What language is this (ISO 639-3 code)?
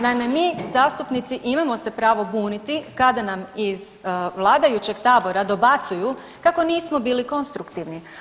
hrv